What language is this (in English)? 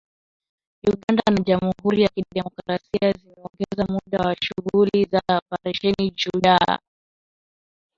Swahili